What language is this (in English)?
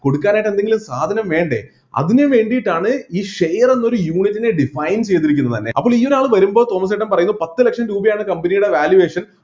Malayalam